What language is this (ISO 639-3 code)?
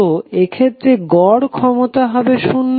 ben